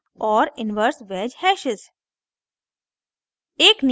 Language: Hindi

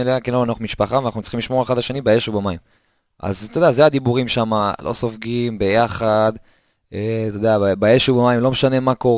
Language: Hebrew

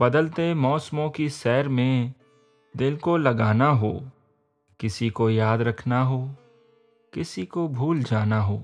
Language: Urdu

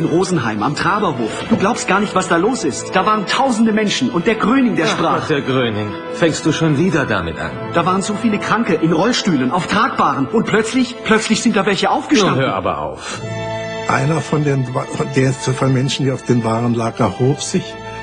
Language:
German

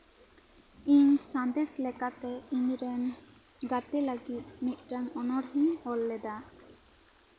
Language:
Santali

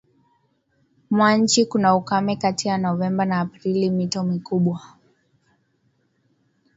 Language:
Swahili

